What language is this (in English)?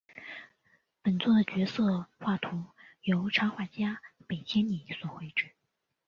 Chinese